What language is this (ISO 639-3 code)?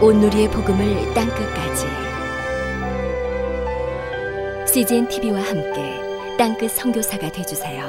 kor